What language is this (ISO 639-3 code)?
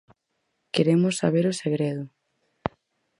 glg